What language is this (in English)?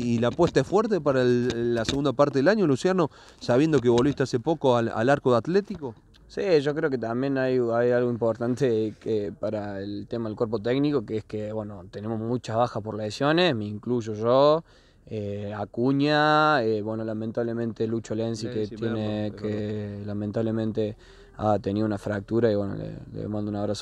Spanish